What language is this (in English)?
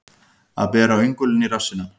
Icelandic